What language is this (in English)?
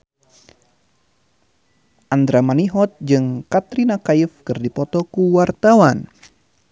Sundanese